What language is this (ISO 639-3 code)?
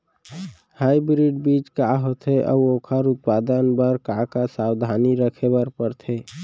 hne